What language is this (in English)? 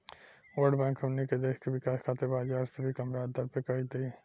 Bhojpuri